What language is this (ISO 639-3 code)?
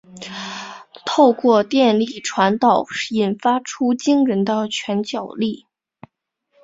zho